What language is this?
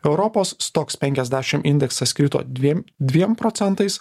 Lithuanian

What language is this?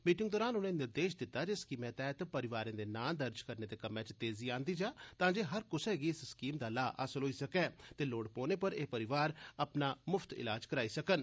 Dogri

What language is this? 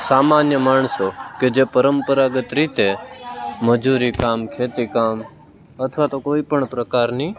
Gujarati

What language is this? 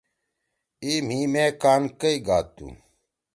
Torwali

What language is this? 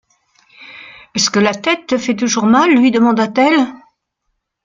French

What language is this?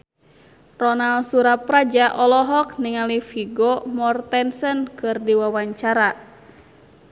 Sundanese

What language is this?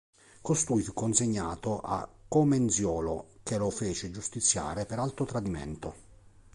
Italian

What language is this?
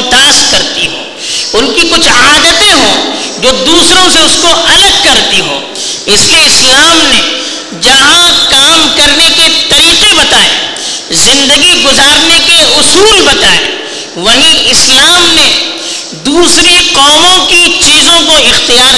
Urdu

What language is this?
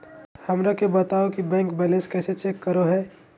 Magahi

